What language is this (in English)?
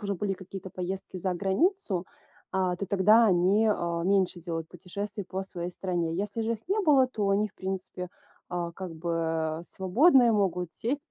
Russian